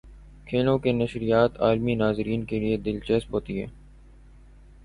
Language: Urdu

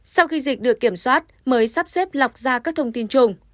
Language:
Vietnamese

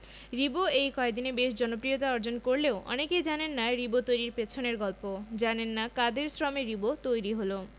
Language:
Bangla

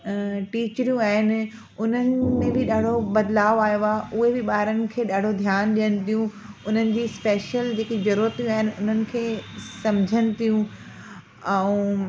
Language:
Sindhi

